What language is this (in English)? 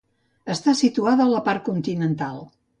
Catalan